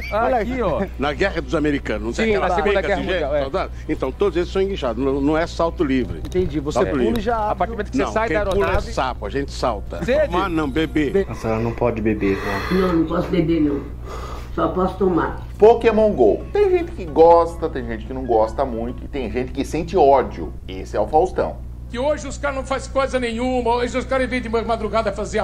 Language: Portuguese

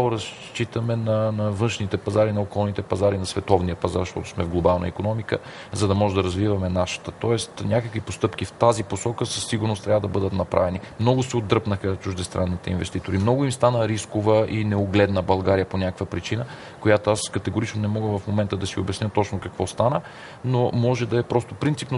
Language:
Bulgarian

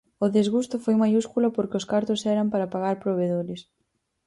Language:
Galician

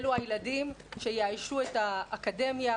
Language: Hebrew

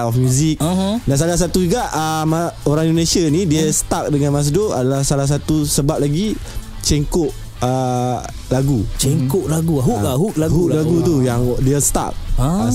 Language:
Malay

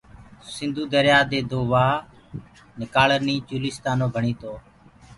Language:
Gurgula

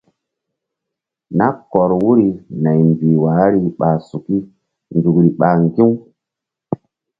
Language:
Mbum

